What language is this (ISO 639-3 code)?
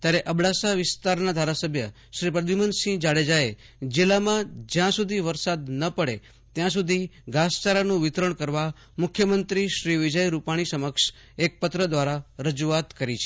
guj